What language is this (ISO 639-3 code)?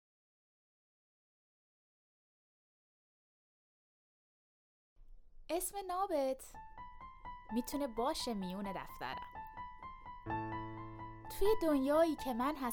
fas